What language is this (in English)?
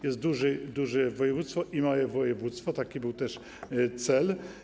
Polish